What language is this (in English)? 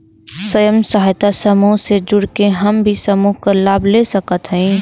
Bhojpuri